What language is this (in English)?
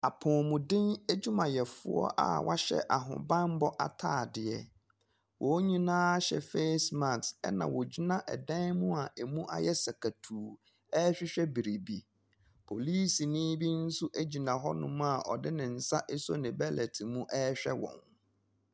Akan